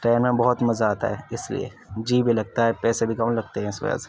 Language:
Urdu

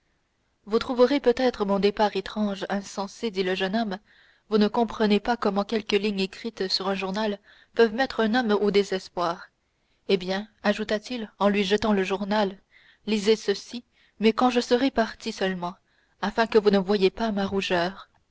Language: French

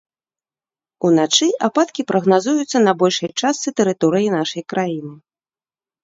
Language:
Belarusian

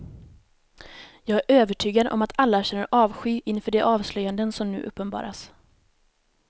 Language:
Swedish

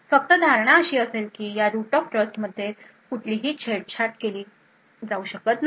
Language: Marathi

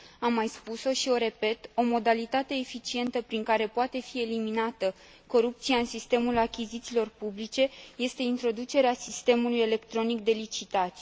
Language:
Romanian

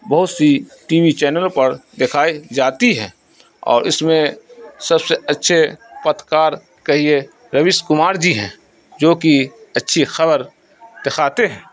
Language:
Urdu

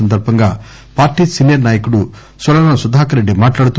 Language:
Telugu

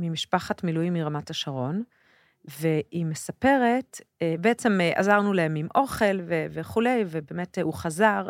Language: Hebrew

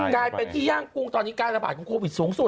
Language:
Thai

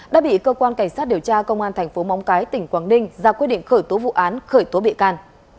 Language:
Vietnamese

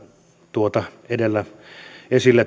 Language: Finnish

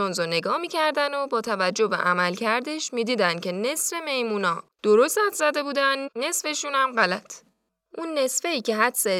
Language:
Persian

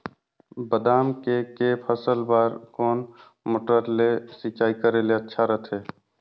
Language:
Chhattisgarhi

